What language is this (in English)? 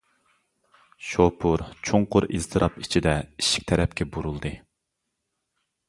Uyghur